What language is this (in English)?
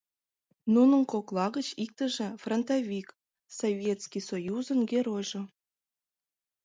Mari